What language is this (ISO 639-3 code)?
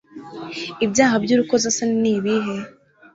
kin